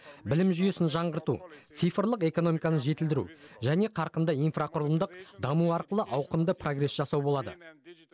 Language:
Kazakh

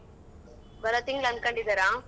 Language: Kannada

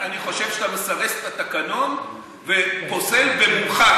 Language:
Hebrew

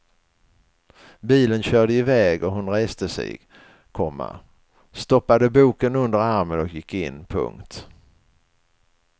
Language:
Swedish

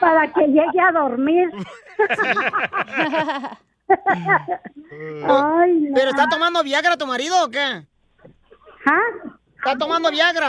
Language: Spanish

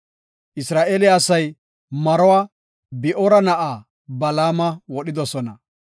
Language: Gofa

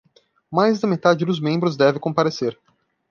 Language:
Portuguese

